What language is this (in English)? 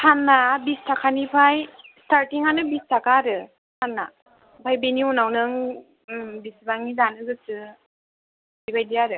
Bodo